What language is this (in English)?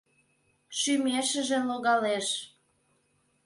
Mari